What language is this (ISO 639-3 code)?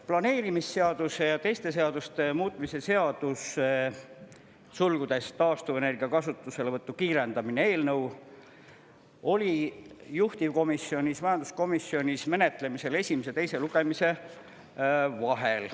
est